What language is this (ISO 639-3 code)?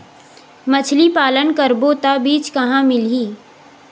hne